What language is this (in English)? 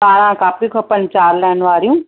Sindhi